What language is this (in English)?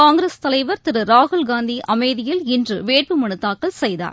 Tamil